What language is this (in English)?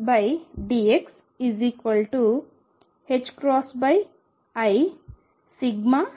Telugu